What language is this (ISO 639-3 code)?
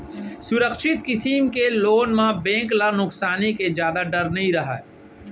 hne